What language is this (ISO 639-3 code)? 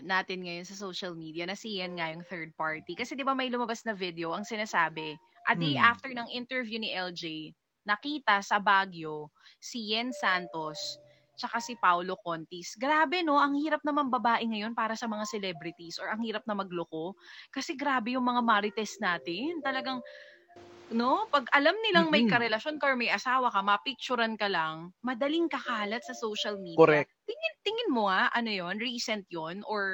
fil